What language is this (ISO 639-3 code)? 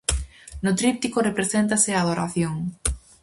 glg